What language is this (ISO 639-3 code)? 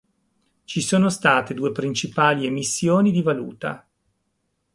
ita